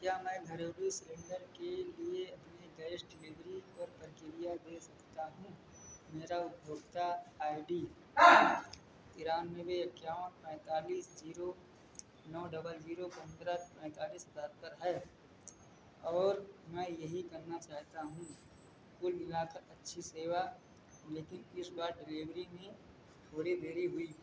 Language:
Hindi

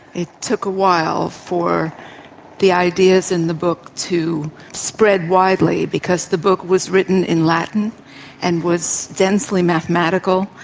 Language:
English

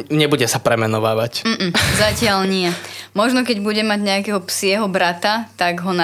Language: Slovak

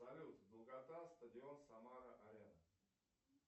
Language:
Russian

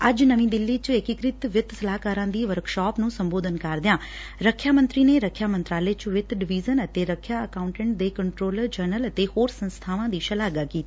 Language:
Punjabi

